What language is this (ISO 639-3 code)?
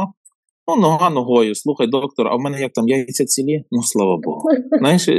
ukr